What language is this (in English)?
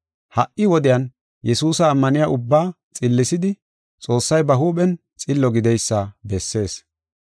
Gofa